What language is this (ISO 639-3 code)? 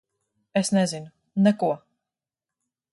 lav